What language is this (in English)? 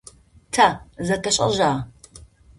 Adyghe